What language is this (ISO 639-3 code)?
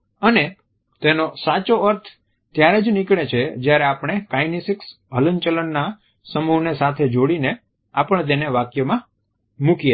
guj